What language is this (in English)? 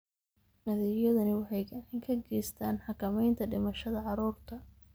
Somali